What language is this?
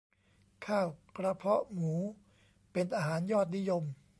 Thai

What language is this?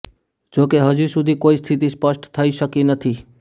Gujarati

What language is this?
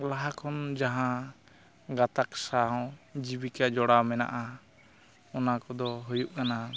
Santali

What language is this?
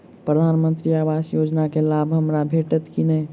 Maithili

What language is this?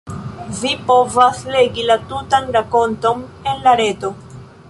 Esperanto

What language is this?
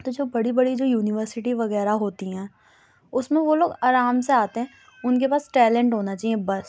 Urdu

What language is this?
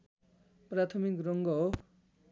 Nepali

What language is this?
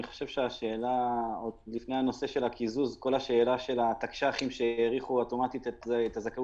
Hebrew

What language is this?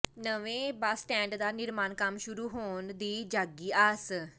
Punjabi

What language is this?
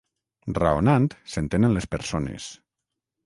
Catalan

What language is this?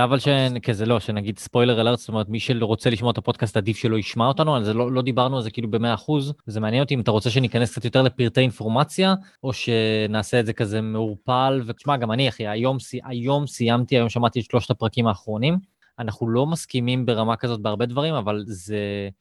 Hebrew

